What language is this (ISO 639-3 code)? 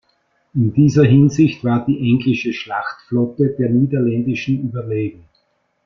deu